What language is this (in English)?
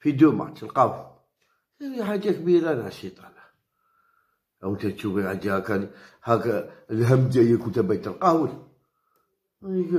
Arabic